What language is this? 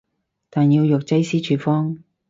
Cantonese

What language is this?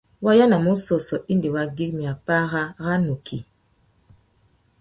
Tuki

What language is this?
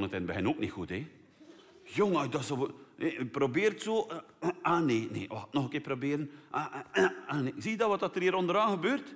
Dutch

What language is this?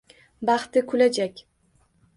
Uzbek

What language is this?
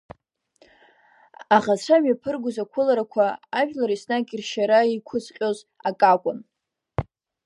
Abkhazian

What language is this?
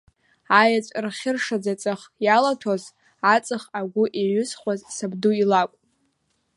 Abkhazian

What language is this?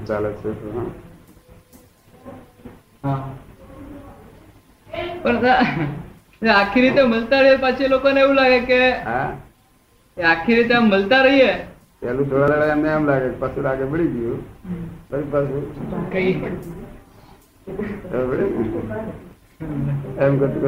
Gujarati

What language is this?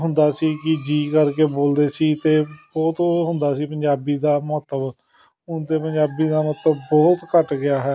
Punjabi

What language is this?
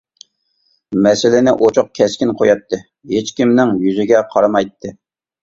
Uyghur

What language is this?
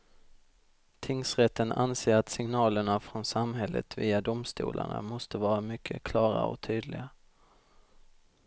Swedish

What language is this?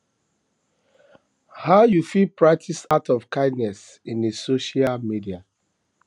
Nigerian Pidgin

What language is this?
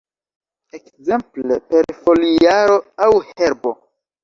Esperanto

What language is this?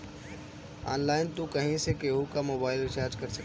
Bhojpuri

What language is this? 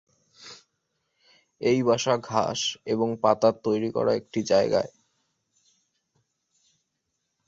Bangla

